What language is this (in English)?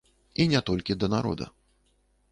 Belarusian